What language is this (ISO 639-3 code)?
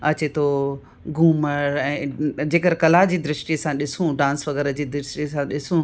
snd